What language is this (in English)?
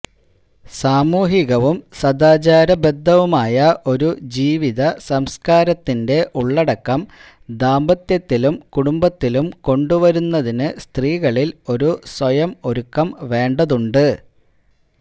Malayalam